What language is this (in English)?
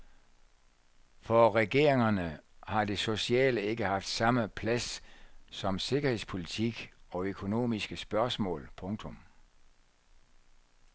Danish